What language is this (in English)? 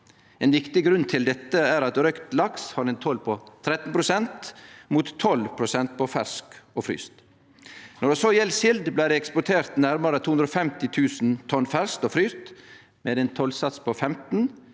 Norwegian